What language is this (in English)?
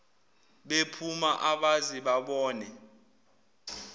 Zulu